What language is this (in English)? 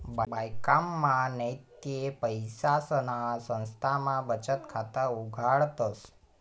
Marathi